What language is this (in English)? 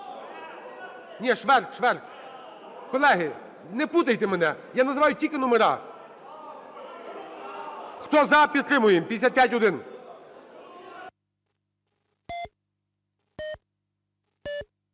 Ukrainian